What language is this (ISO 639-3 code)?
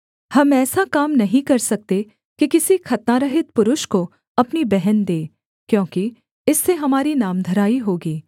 hin